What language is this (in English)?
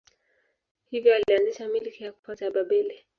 Swahili